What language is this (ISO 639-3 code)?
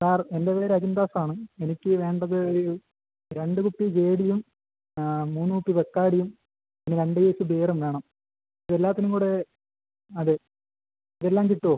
mal